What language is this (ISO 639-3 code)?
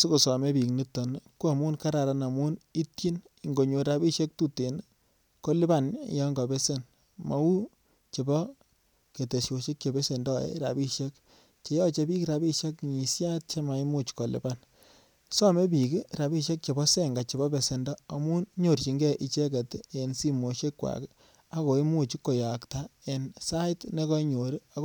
kln